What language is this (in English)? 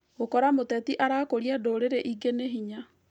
Kikuyu